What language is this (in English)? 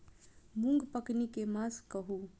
Maithili